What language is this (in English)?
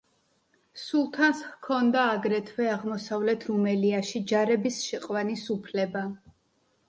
Georgian